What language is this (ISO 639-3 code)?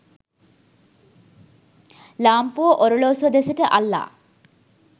sin